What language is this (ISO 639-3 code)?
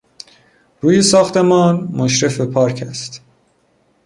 fas